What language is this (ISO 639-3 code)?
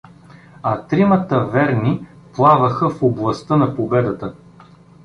bul